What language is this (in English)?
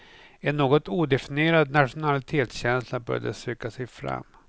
Swedish